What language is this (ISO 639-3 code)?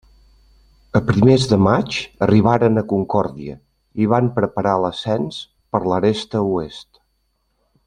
cat